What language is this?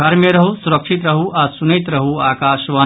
Maithili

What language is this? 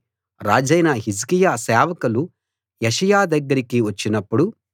Telugu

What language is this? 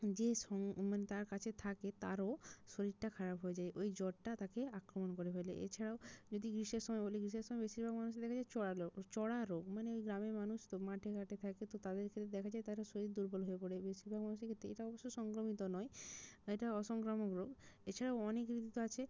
Bangla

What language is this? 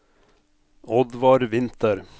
Norwegian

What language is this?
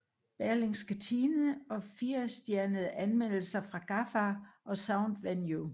Danish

